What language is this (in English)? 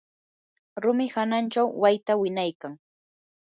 Yanahuanca Pasco Quechua